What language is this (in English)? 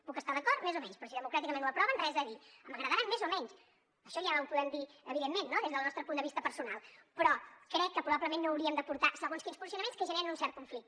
Catalan